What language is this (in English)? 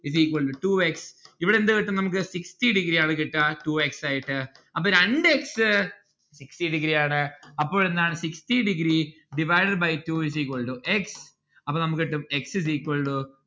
Malayalam